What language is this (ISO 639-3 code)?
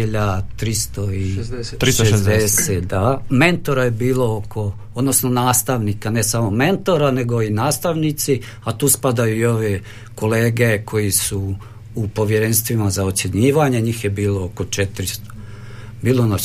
hrv